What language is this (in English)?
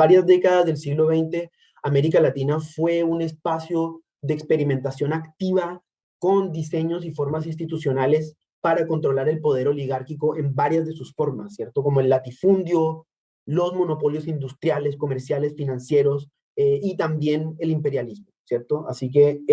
Spanish